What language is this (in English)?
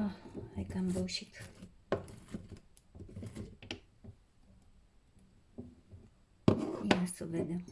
Romanian